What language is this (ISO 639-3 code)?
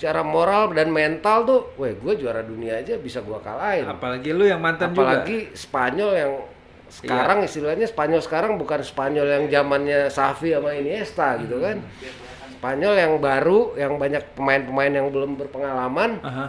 ind